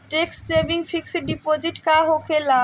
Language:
Bhojpuri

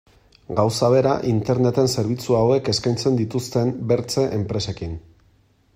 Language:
Basque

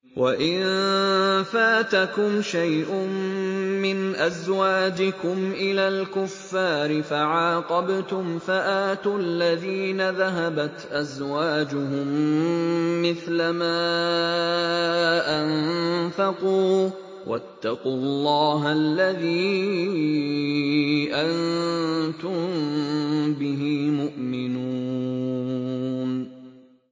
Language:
Arabic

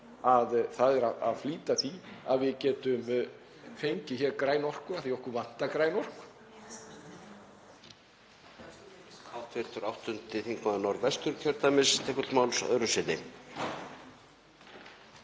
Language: Icelandic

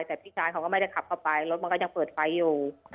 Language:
Thai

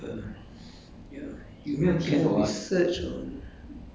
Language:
English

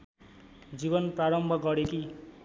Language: Nepali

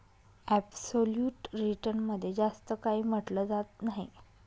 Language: Marathi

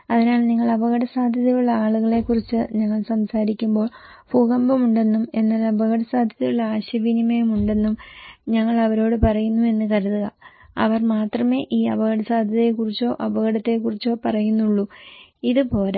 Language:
Malayalam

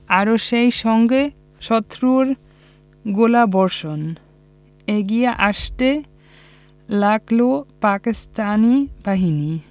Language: Bangla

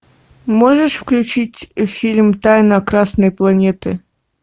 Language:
Russian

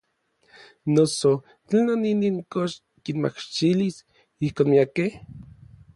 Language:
Orizaba Nahuatl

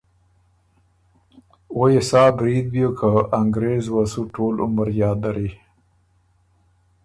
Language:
Ormuri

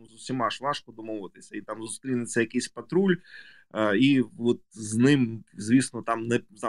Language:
Ukrainian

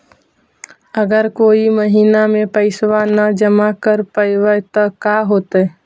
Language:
Magahi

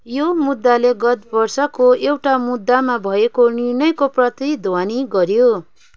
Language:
Nepali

